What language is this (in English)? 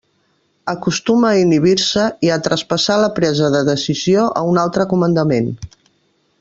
Catalan